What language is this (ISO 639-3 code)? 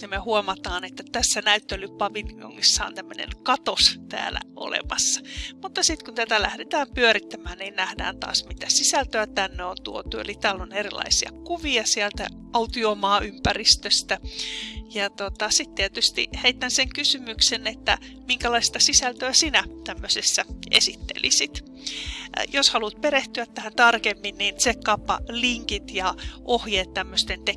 fin